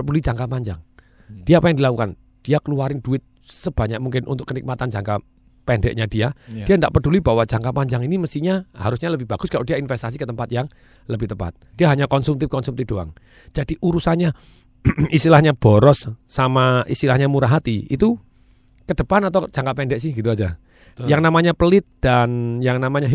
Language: Indonesian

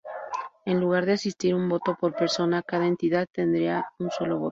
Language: Spanish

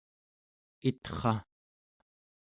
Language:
Central Yupik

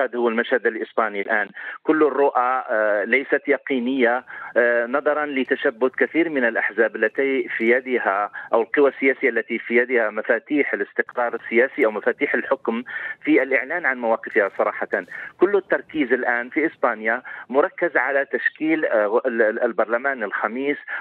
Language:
Arabic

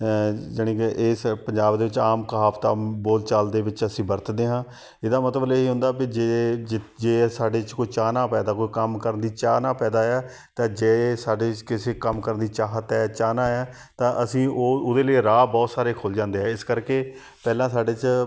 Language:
Punjabi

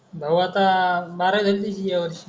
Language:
Marathi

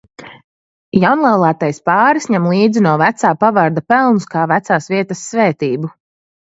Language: Latvian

